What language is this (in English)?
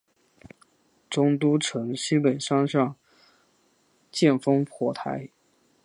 Chinese